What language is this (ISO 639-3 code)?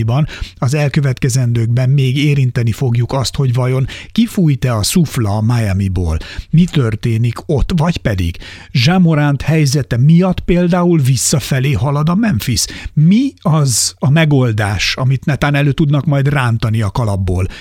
hun